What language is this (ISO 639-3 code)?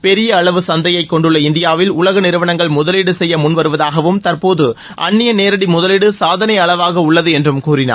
tam